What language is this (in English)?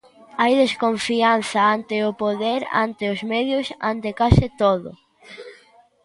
Galician